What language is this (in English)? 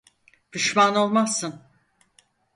Turkish